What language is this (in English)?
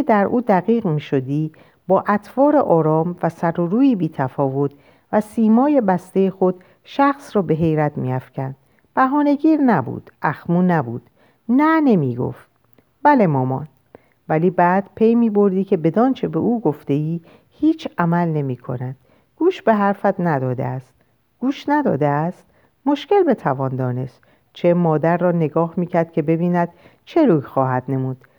Persian